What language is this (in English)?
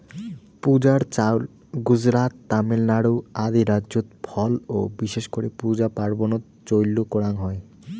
Bangla